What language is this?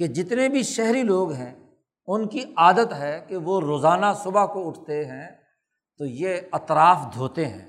Urdu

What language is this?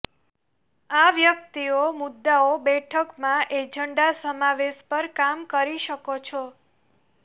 Gujarati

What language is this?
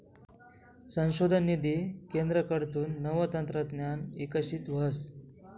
Marathi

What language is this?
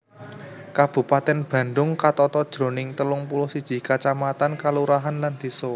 Javanese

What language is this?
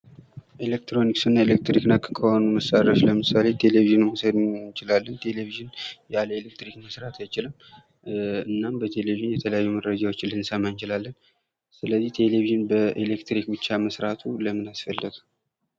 Amharic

